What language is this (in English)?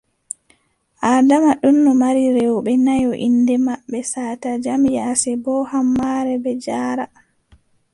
Adamawa Fulfulde